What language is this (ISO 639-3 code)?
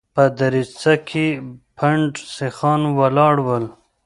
pus